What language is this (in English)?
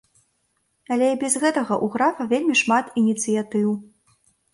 Belarusian